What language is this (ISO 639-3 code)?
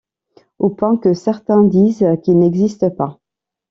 fra